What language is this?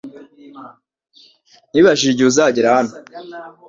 Kinyarwanda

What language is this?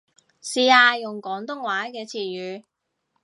Cantonese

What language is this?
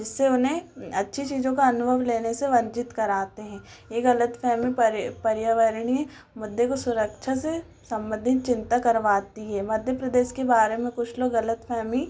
Hindi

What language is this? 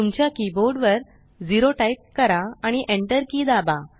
Marathi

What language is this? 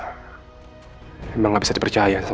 Indonesian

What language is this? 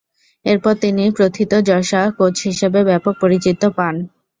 Bangla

